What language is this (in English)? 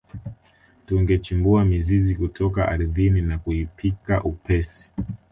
Swahili